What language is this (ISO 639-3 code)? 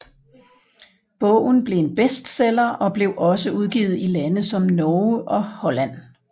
dan